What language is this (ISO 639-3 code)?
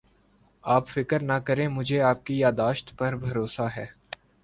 urd